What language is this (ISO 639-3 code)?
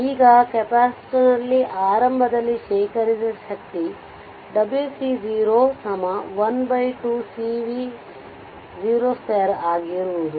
kan